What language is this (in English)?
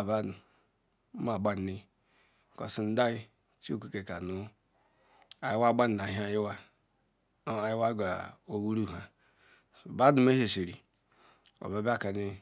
Ikwere